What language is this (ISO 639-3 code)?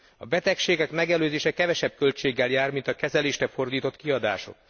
hun